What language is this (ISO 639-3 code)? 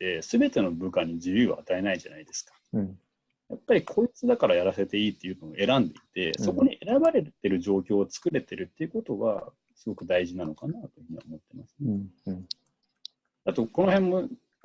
jpn